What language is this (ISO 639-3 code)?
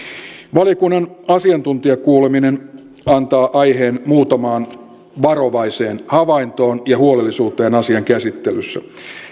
fin